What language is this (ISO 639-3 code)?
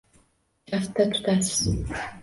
uzb